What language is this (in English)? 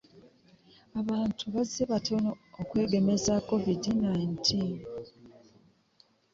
Ganda